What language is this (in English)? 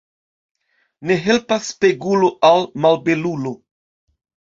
Esperanto